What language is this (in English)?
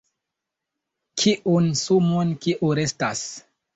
Esperanto